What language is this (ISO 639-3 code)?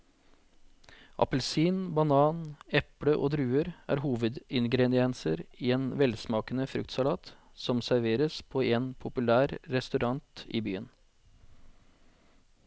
nor